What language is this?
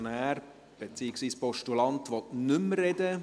Swiss German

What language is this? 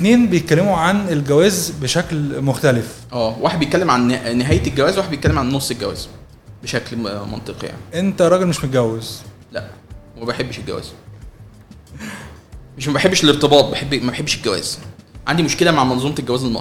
Arabic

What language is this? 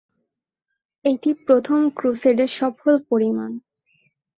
Bangla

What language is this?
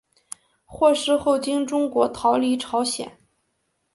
Chinese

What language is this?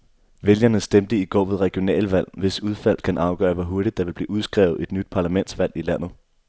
Danish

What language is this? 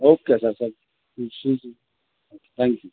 Urdu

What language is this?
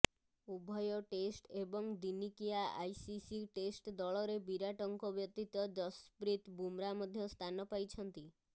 Odia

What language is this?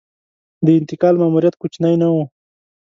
Pashto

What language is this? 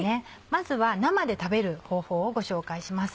Japanese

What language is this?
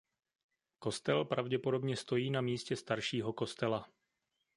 Czech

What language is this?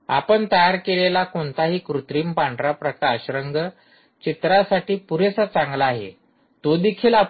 Marathi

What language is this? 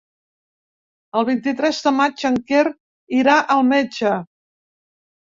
Catalan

